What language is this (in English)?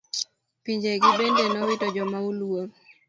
Luo (Kenya and Tanzania)